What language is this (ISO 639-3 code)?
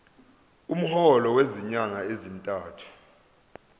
zul